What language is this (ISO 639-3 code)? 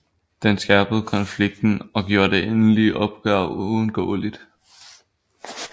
dan